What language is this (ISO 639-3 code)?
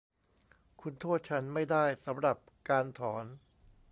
tha